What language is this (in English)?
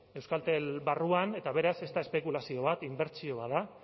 Basque